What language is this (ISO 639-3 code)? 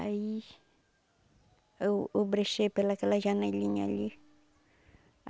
por